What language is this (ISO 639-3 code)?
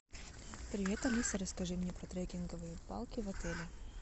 rus